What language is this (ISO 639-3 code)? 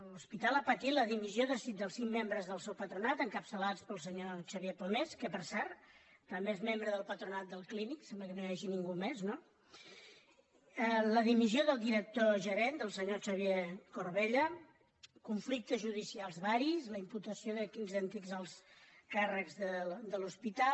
cat